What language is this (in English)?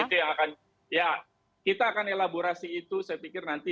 Indonesian